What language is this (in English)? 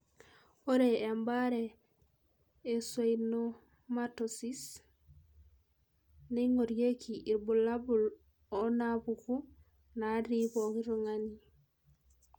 Masai